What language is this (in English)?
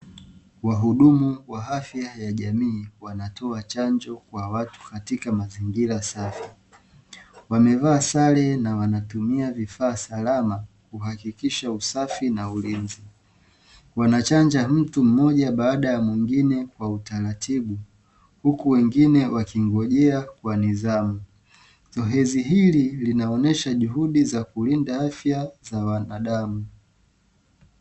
Swahili